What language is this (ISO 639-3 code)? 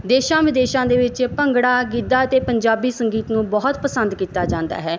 pan